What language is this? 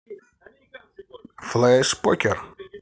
Russian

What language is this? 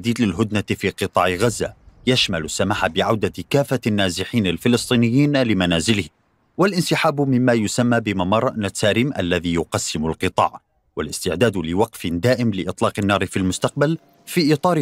Arabic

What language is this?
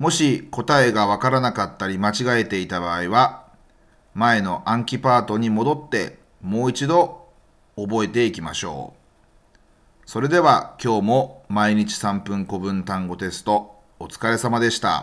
Japanese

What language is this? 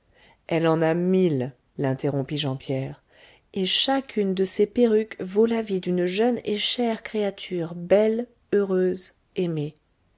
French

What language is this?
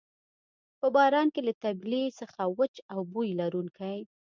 Pashto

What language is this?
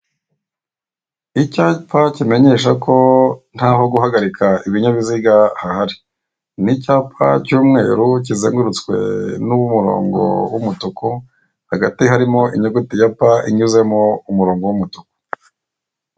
Kinyarwanda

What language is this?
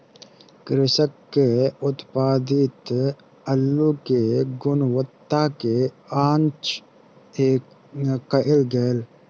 Maithili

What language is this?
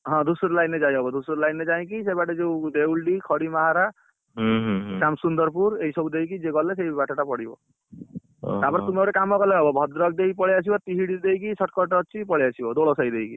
Odia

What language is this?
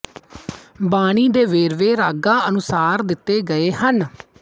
Punjabi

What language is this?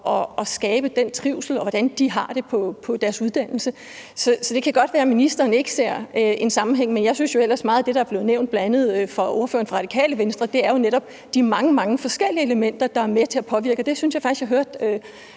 Danish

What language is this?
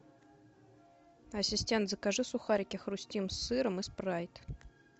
Russian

